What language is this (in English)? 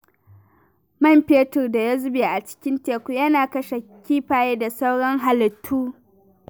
Hausa